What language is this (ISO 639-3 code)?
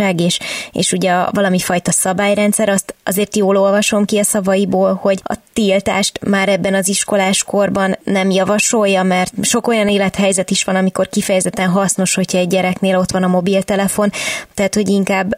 hun